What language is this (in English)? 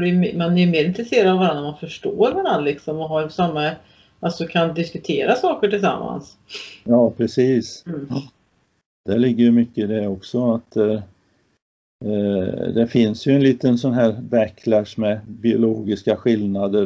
Swedish